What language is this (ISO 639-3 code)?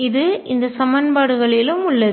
tam